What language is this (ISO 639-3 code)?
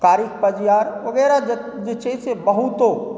mai